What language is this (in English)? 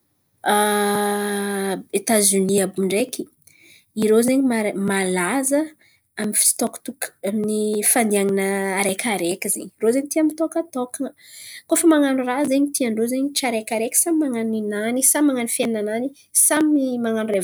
Antankarana Malagasy